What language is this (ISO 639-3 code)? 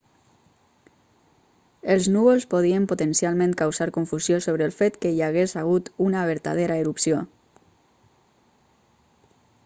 cat